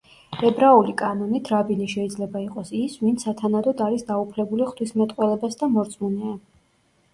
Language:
Georgian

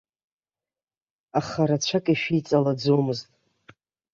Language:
Abkhazian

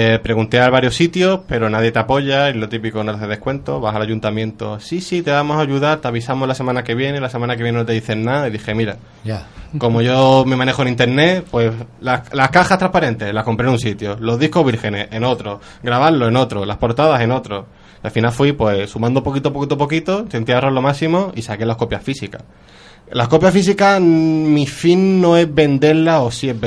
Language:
Spanish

